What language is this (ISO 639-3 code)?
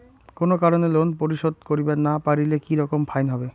ben